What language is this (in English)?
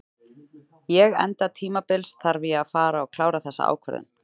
Icelandic